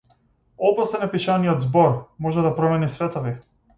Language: Macedonian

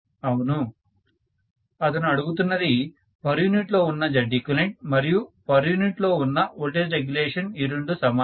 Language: Telugu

